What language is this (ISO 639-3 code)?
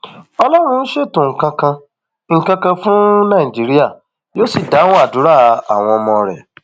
yor